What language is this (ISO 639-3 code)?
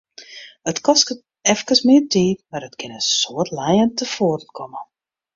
fry